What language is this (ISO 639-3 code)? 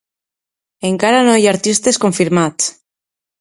cat